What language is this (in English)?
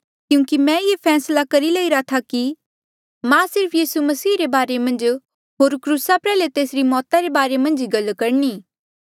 Mandeali